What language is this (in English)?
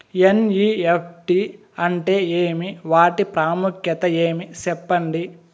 Telugu